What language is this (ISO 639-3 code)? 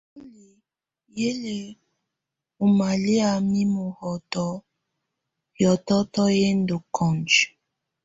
tvu